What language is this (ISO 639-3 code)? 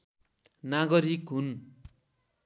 nep